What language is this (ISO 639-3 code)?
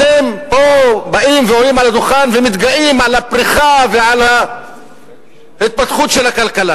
heb